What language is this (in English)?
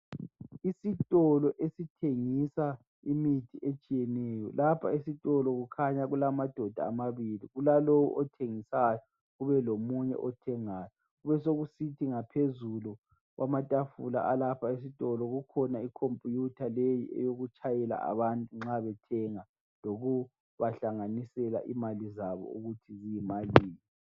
North Ndebele